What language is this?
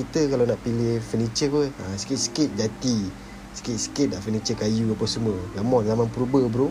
Malay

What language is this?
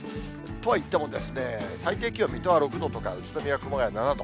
Japanese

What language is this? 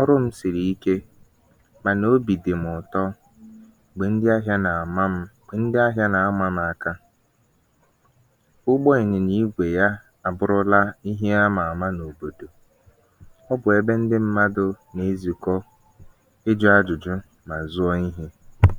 Igbo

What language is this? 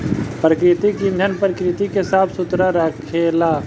Bhojpuri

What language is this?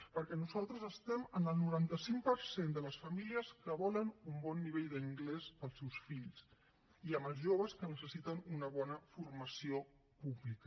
Catalan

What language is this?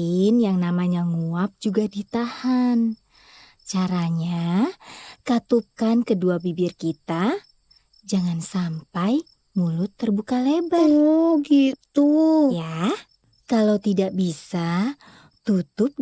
Indonesian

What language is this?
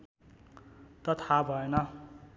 Nepali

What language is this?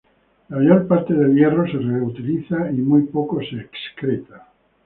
Spanish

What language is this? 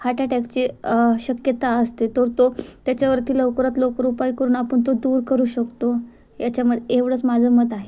Marathi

